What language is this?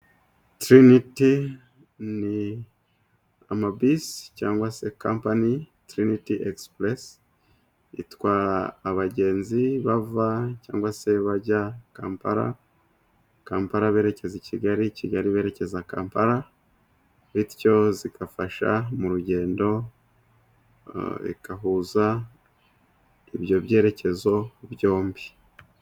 Kinyarwanda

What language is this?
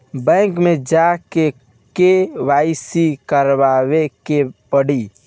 Bhojpuri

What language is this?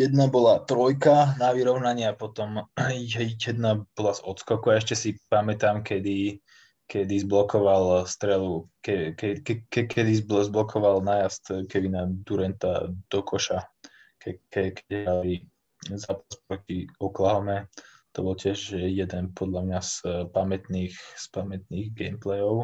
Slovak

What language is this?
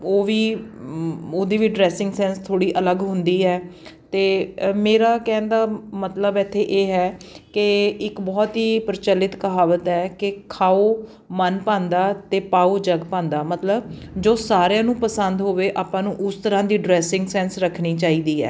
Punjabi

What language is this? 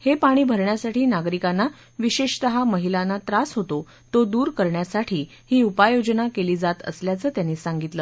Marathi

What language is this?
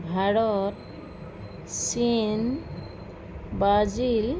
Assamese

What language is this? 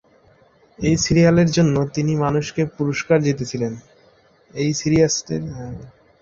Bangla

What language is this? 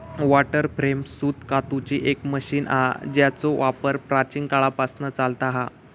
Marathi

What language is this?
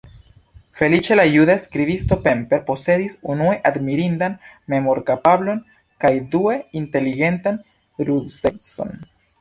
Esperanto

